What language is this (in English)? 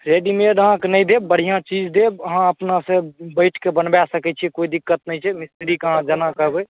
Maithili